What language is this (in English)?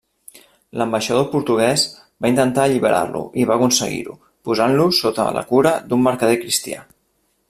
Catalan